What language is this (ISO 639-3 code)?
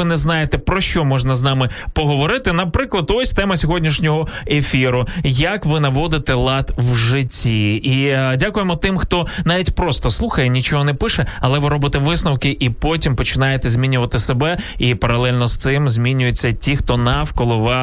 ukr